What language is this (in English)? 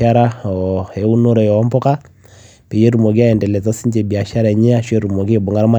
Masai